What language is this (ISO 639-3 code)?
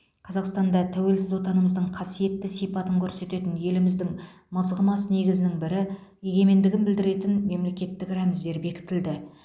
kaz